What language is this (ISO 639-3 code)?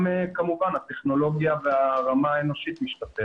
heb